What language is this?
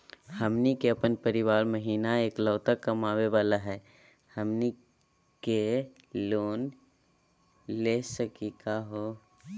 Magahi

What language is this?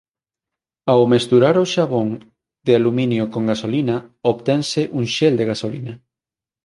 Galician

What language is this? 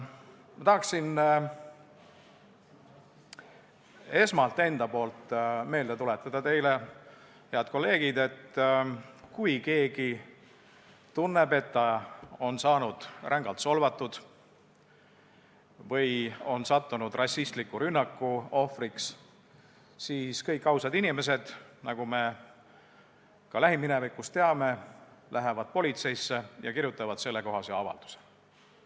Estonian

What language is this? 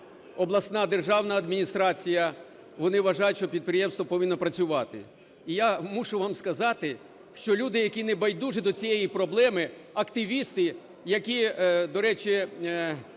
Ukrainian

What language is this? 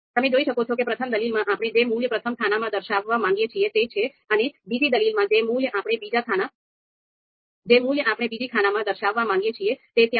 Gujarati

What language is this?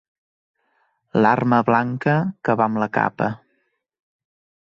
Catalan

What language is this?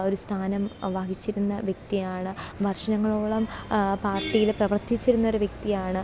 Malayalam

